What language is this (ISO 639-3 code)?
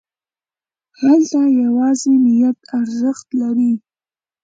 pus